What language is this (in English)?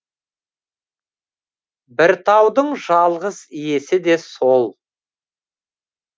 Kazakh